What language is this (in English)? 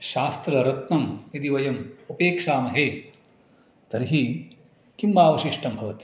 Sanskrit